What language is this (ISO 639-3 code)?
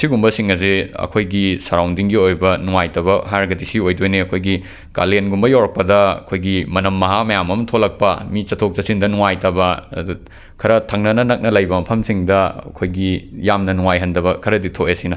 mni